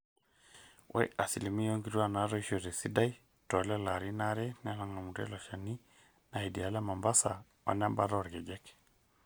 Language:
Masai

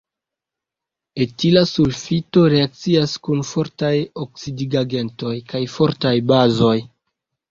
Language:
Esperanto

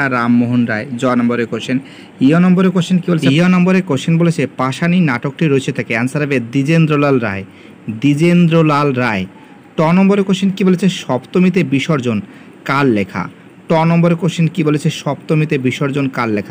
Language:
Hindi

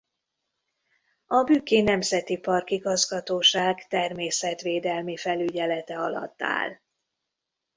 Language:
Hungarian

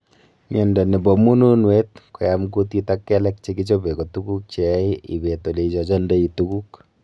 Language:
Kalenjin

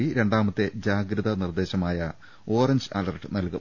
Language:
Malayalam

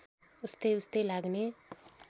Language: Nepali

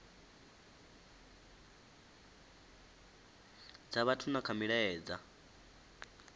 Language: Venda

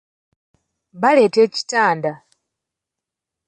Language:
Ganda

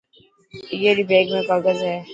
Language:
Dhatki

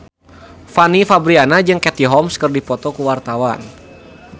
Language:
Sundanese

